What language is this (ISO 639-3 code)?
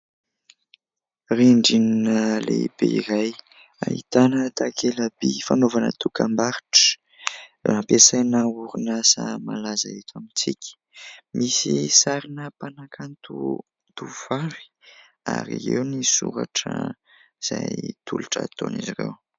mlg